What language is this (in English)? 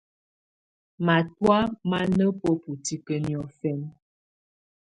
Tunen